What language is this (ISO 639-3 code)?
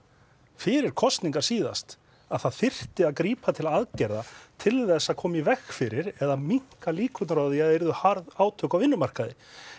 isl